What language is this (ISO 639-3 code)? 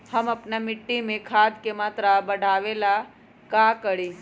mag